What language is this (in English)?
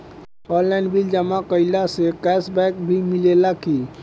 Bhojpuri